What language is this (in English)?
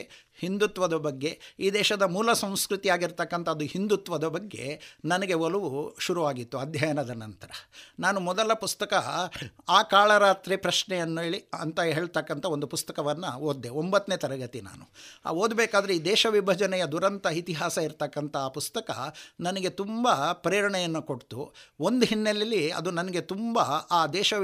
Kannada